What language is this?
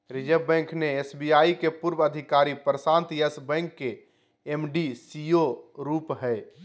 Magahi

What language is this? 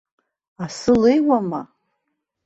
Abkhazian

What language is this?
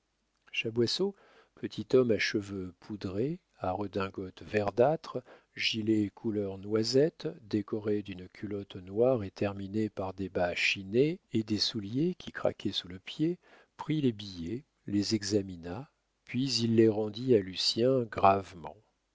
French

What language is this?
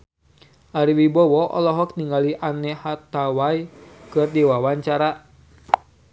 Sundanese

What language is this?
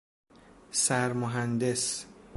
Persian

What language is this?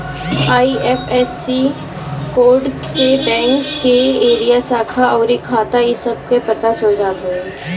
Bhojpuri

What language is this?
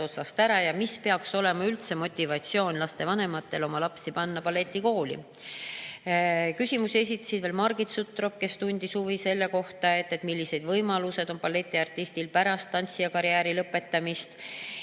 Estonian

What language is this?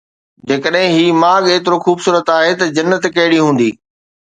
Sindhi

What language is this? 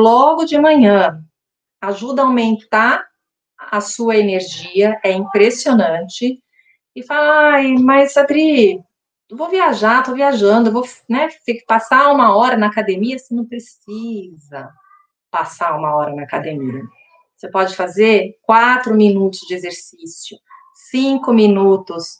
Portuguese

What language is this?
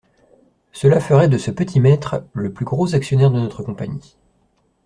French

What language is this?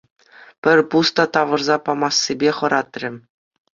Chuvash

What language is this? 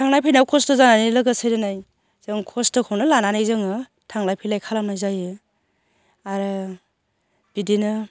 Bodo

